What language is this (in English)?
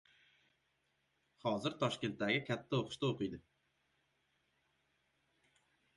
Uzbek